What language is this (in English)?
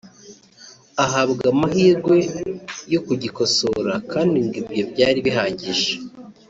Kinyarwanda